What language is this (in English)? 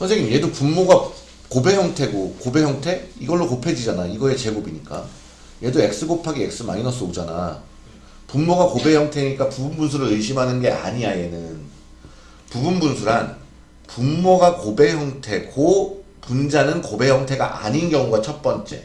Korean